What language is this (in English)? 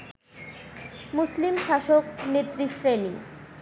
Bangla